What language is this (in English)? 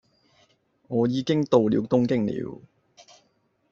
Cantonese